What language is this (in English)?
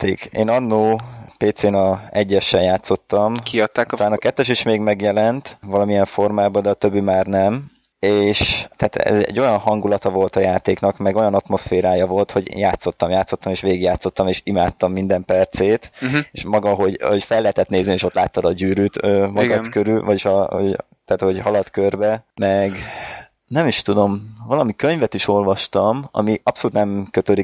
Hungarian